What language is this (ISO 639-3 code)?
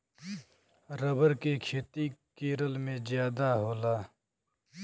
bho